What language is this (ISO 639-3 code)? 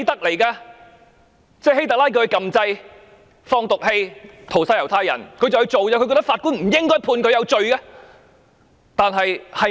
yue